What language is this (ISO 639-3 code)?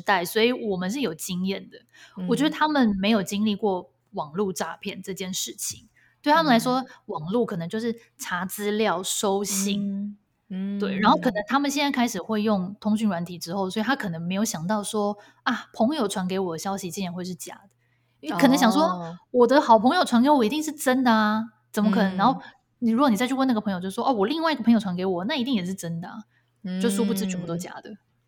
zho